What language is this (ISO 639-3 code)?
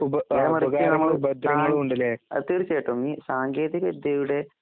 mal